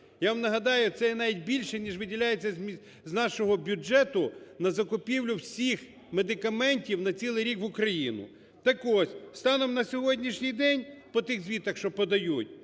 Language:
Ukrainian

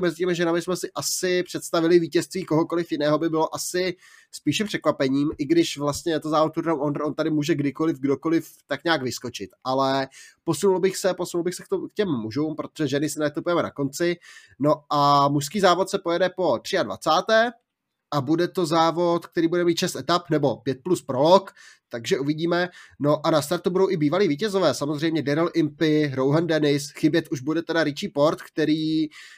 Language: Czech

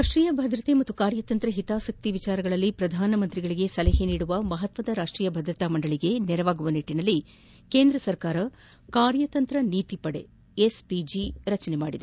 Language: Kannada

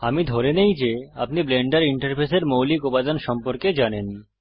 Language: Bangla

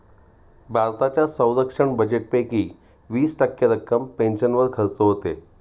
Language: Marathi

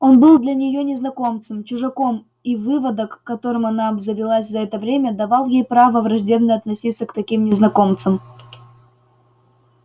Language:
Russian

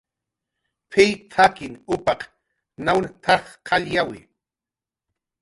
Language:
Jaqaru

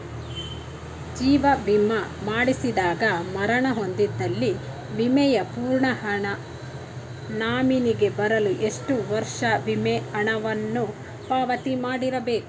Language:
Kannada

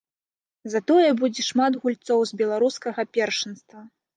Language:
Belarusian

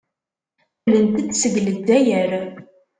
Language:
Kabyle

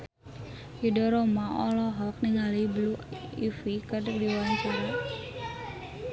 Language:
Sundanese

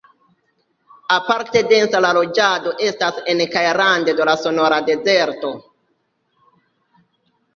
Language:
Esperanto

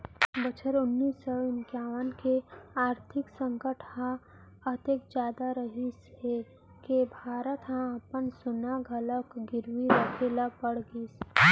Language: Chhattisgarhi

